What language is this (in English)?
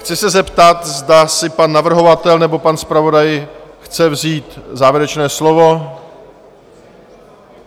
Czech